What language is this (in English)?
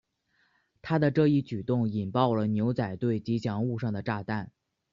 Chinese